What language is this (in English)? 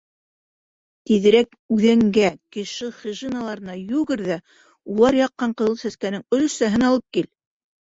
Bashkir